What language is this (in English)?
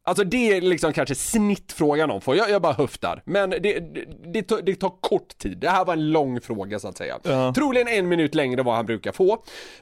Swedish